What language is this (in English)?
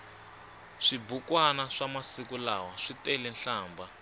Tsonga